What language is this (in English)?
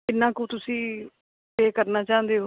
Punjabi